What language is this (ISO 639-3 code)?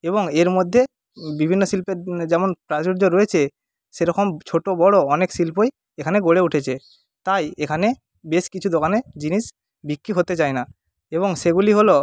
ben